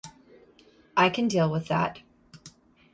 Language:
English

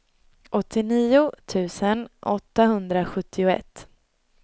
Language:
Swedish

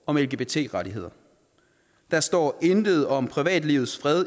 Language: Danish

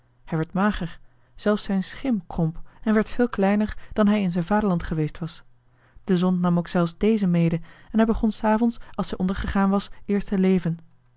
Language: Dutch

